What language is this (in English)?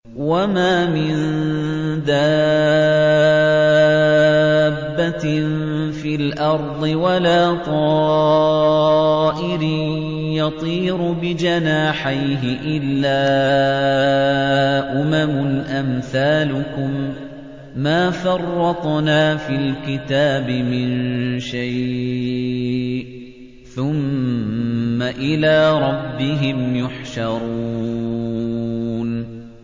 Arabic